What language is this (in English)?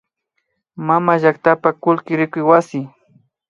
Imbabura Highland Quichua